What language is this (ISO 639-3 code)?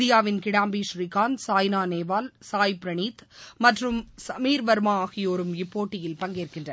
tam